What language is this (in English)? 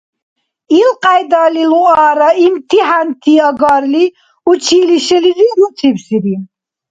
Dargwa